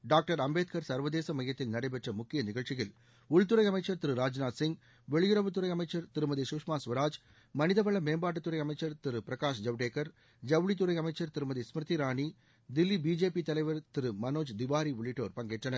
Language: Tamil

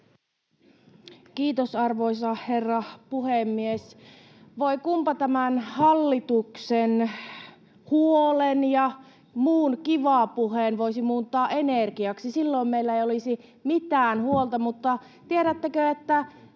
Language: Finnish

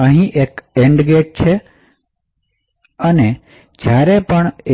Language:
Gujarati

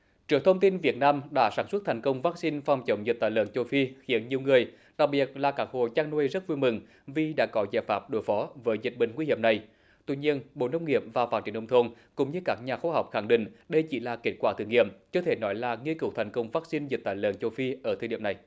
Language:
Vietnamese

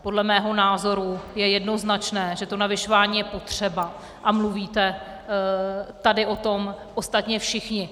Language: Czech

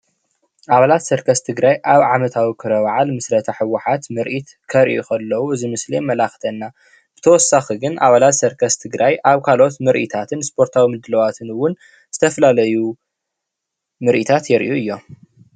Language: Tigrinya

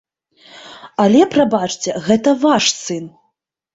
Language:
Belarusian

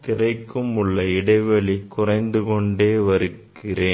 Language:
Tamil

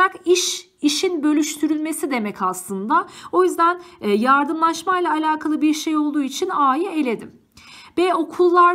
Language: Turkish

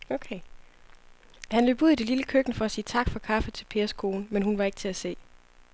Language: Danish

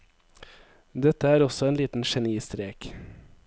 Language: Norwegian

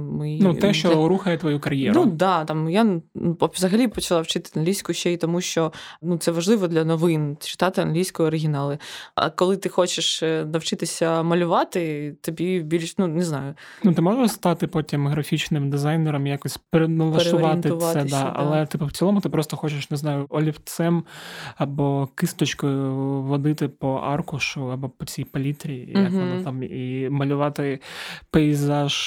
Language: Ukrainian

